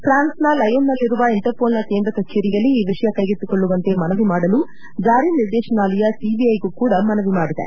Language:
Kannada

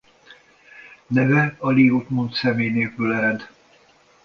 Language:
Hungarian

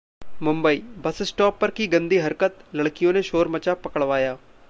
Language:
Hindi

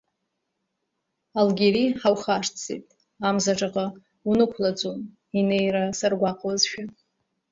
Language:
Abkhazian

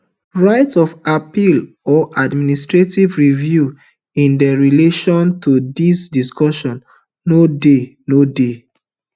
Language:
Nigerian Pidgin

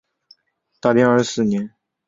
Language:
Chinese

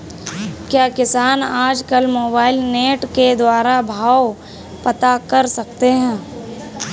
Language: Hindi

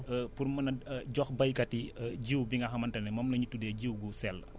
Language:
Wolof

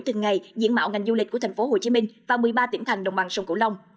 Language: Vietnamese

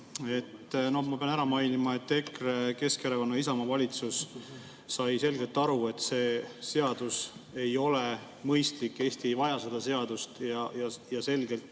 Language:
Estonian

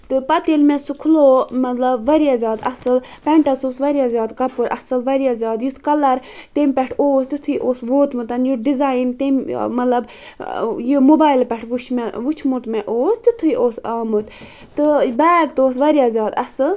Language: Kashmiri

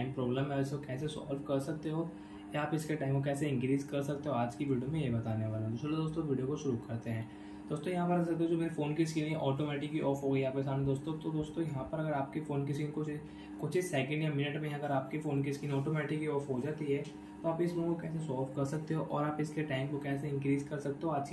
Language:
Hindi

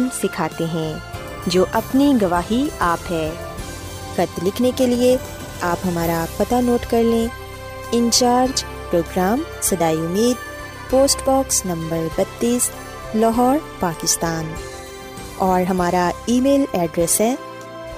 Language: Urdu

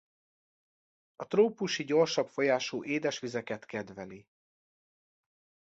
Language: Hungarian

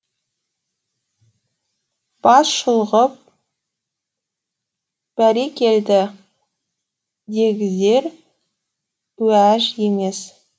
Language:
Kazakh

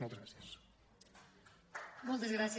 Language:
Catalan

